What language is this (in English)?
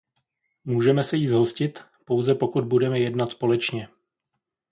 Czech